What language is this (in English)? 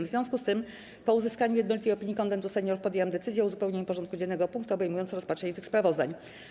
Polish